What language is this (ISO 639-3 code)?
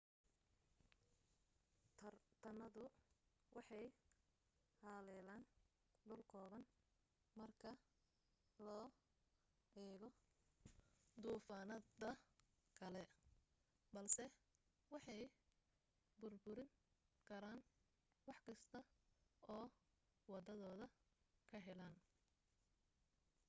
som